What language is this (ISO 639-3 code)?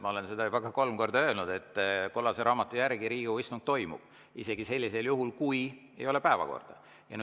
est